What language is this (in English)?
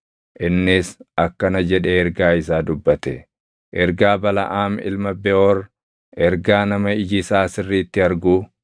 Oromo